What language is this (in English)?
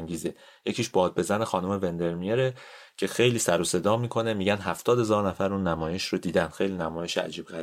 Persian